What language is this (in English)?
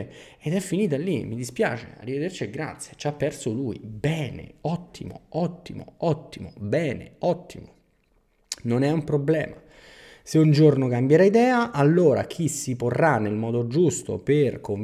Italian